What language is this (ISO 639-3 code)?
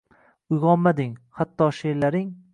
uzb